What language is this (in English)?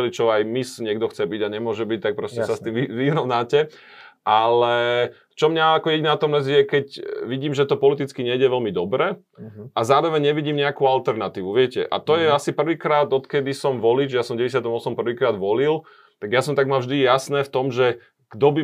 Slovak